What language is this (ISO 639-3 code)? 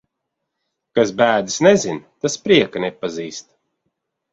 lav